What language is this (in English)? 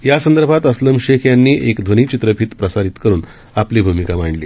Marathi